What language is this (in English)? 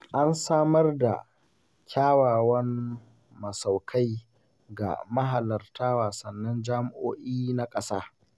Hausa